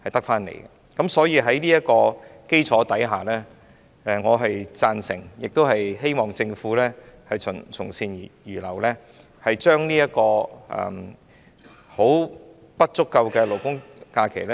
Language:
Cantonese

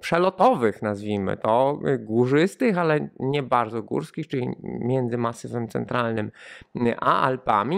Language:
Polish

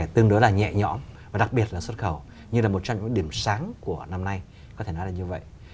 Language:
Vietnamese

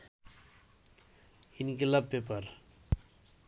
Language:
Bangla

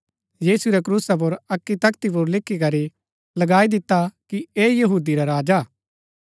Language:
Gaddi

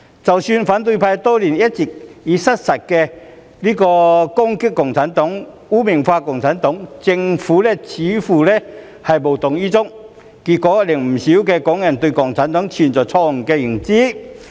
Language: Cantonese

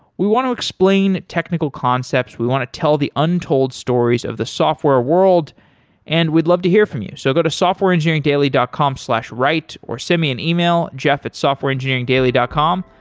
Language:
English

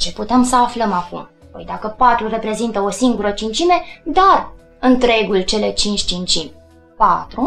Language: Romanian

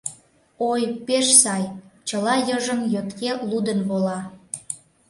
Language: Mari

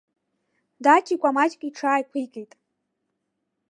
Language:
Abkhazian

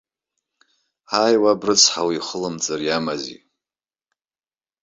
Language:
Abkhazian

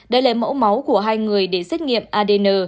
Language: Vietnamese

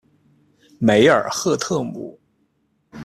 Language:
Chinese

